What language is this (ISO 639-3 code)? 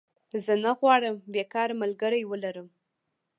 pus